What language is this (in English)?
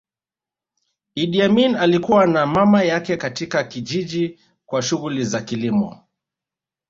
Swahili